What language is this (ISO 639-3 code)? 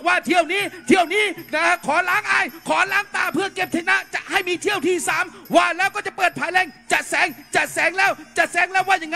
tha